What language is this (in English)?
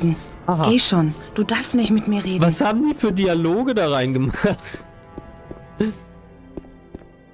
German